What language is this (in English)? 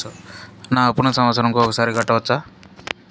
Telugu